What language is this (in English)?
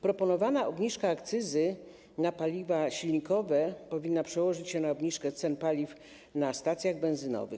Polish